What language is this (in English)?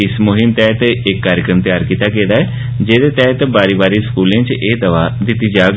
Dogri